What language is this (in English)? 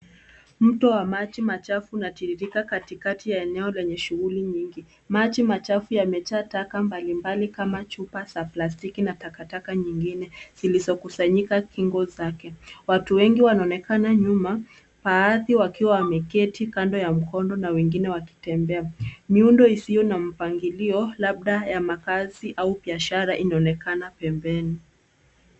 Swahili